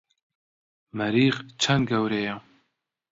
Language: Central Kurdish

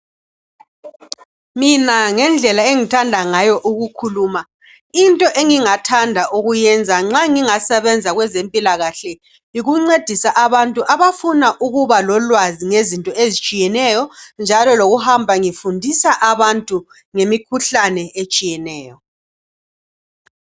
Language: North Ndebele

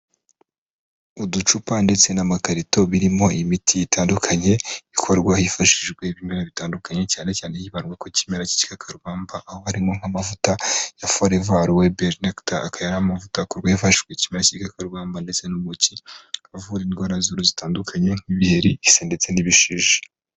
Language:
Kinyarwanda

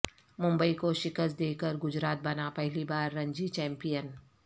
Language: Urdu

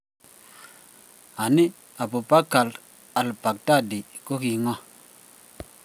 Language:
Kalenjin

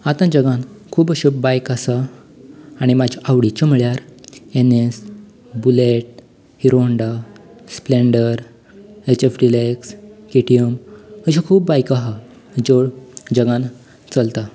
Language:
Konkani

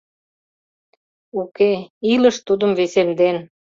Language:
Mari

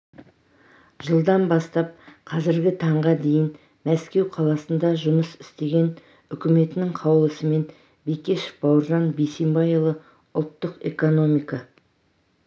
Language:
Kazakh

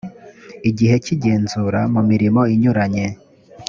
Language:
Kinyarwanda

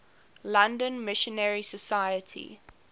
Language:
English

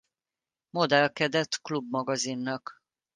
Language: Hungarian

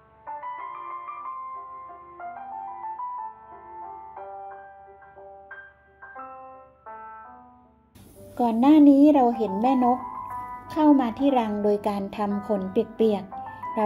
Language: Thai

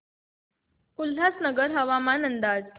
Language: Marathi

